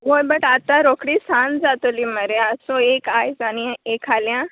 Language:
Konkani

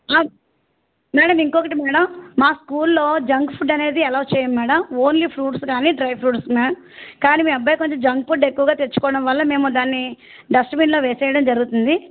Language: Telugu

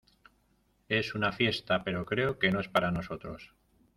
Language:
Spanish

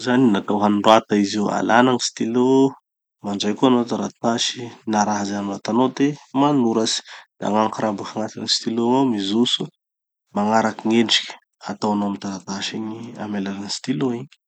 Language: Tanosy Malagasy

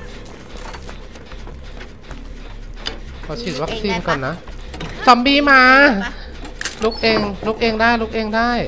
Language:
Thai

